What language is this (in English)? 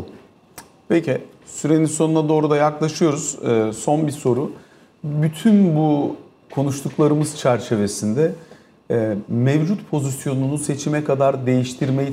Turkish